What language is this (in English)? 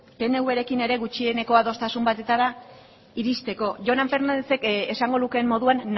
Basque